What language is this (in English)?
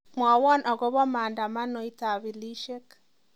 Kalenjin